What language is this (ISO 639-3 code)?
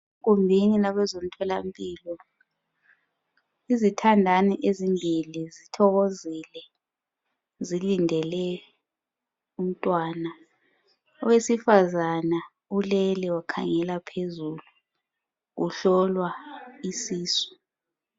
nde